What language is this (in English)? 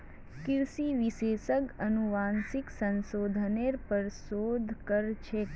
Magahi